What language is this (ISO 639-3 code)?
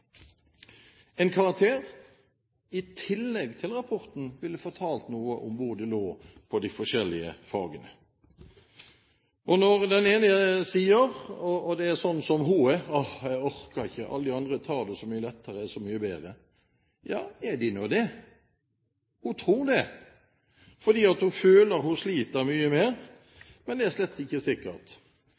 nob